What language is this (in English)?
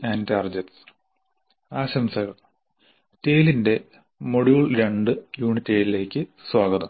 Malayalam